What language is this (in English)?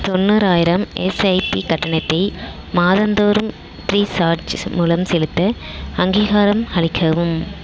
Tamil